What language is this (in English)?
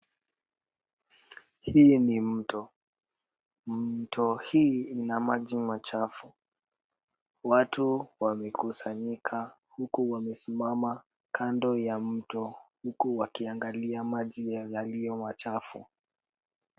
Swahili